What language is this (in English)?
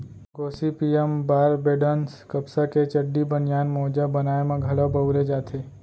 Chhattisgarhi